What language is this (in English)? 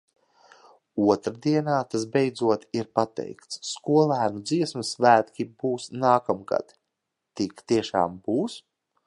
Latvian